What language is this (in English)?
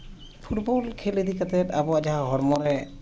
Santali